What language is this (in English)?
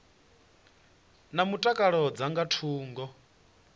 Venda